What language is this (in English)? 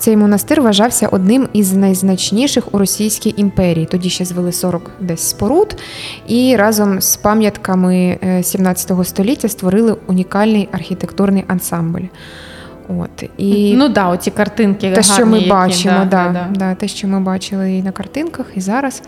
Ukrainian